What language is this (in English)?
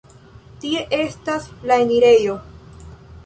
Esperanto